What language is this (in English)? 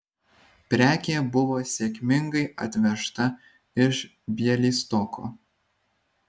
Lithuanian